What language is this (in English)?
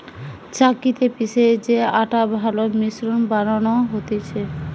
Bangla